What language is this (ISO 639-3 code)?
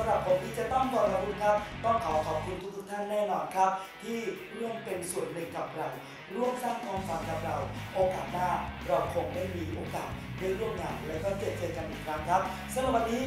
tha